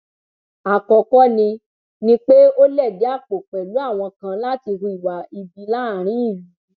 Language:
Yoruba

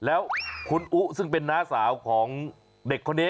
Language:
Thai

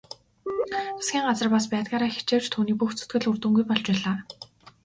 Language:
Mongolian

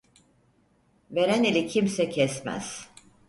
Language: Turkish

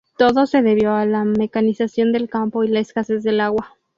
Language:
Spanish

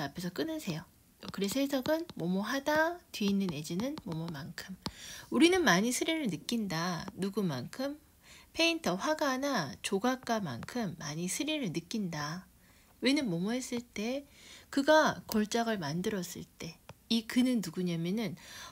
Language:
Korean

